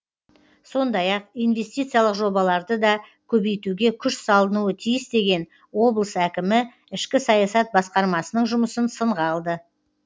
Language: Kazakh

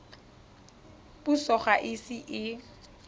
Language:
Tswana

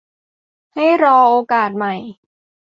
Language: Thai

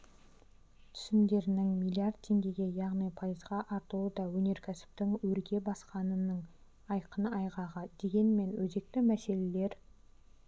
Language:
Kazakh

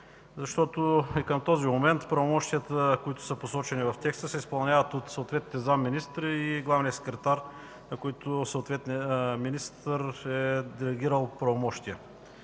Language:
Bulgarian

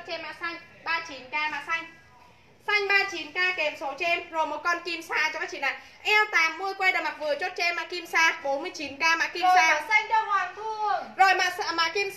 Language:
Vietnamese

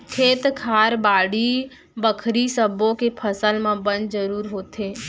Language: Chhattisgarhi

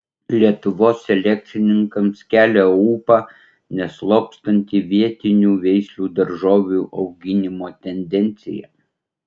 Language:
Lithuanian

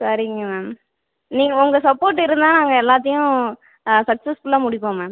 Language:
Tamil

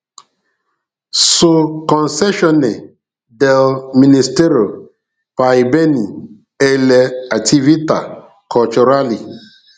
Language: Igbo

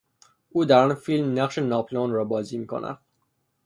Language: Persian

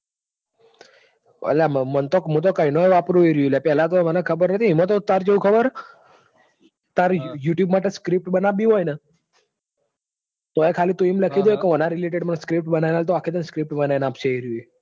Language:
Gujarati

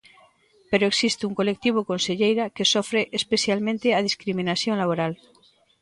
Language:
Galician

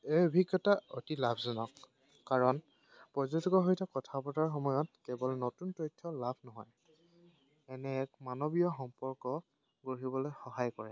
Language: Assamese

